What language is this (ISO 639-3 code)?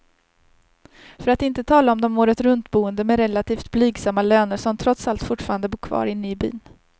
swe